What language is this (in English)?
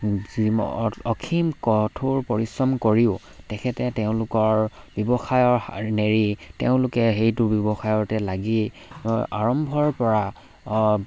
Assamese